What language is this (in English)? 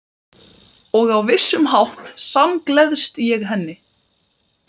Icelandic